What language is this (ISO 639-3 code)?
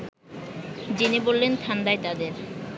ben